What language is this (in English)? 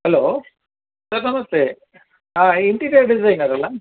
Kannada